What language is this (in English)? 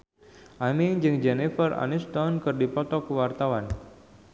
Sundanese